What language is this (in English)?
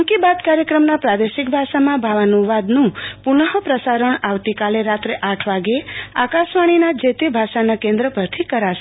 Gujarati